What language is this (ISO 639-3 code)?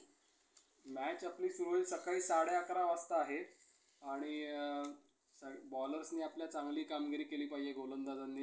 mar